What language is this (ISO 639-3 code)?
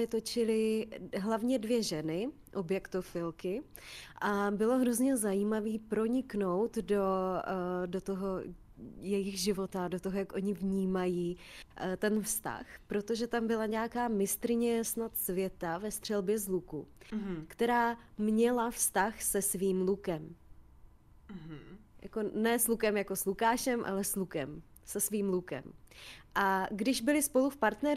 ces